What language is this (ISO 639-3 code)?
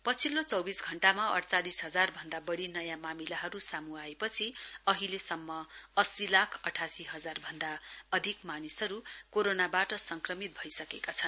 nep